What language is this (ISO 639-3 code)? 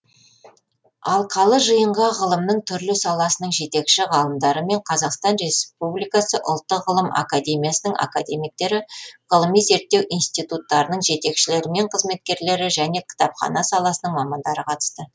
kaz